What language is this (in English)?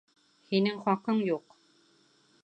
Bashkir